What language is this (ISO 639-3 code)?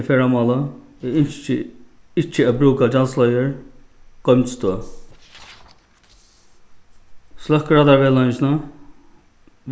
fao